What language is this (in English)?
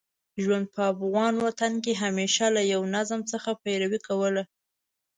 Pashto